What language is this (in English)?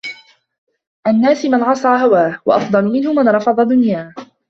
Arabic